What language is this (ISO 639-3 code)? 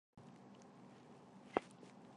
zho